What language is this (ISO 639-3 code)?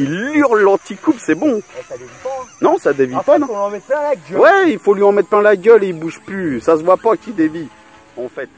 fra